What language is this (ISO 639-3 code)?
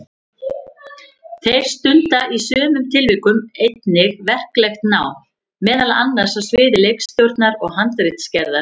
isl